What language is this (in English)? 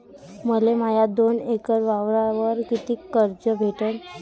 Marathi